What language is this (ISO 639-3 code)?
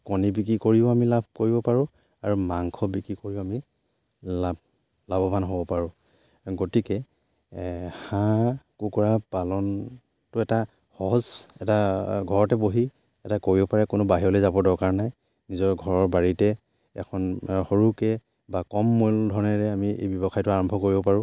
asm